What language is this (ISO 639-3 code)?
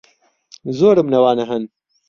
ckb